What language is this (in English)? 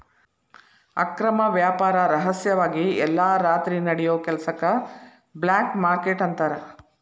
Kannada